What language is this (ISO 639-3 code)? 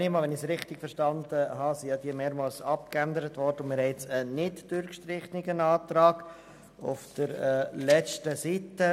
gsw